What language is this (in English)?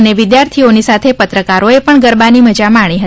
Gujarati